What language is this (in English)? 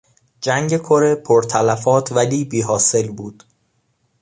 Persian